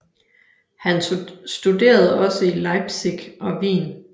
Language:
Danish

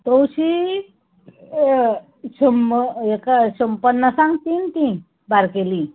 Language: Konkani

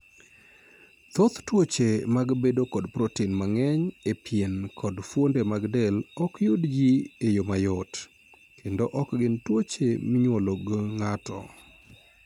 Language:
Luo (Kenya and Tanzania)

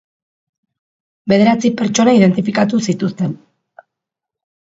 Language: Basque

